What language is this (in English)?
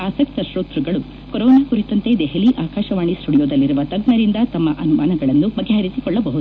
Kannada